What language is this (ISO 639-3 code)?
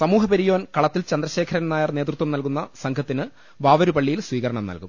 mal